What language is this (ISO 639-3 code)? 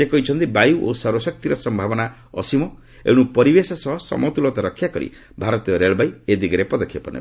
ori